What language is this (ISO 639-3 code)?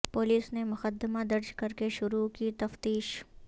urd